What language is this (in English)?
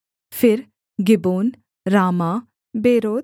Hindi